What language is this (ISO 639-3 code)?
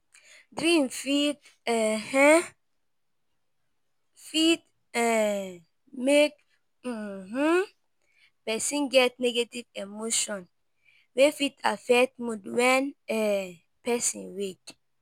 pcm